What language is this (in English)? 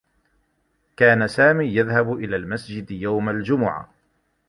Arabic